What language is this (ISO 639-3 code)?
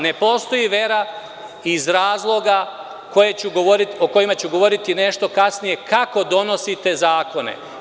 srp